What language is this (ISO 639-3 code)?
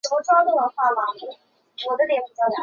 zho